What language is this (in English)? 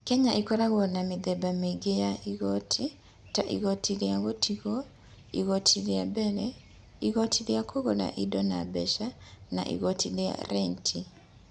Kikuyu